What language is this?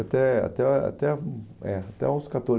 Portuguese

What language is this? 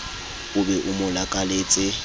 Southern Sotho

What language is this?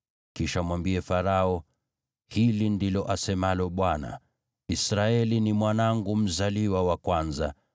Swahili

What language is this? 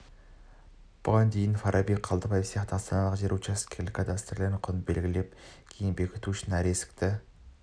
Kazakh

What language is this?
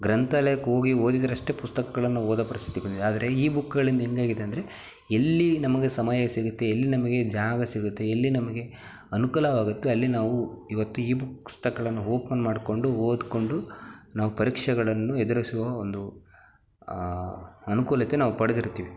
Kannada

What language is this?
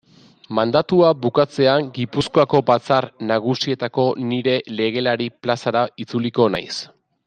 Basque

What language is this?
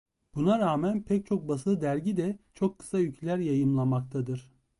Turkish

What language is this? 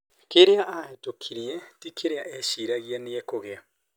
Kikuyu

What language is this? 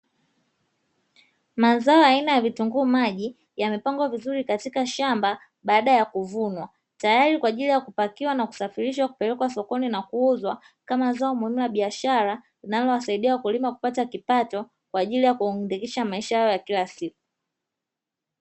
Swahili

